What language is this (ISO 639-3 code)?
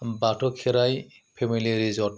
brx